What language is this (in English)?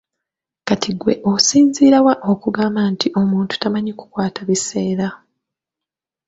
Ganda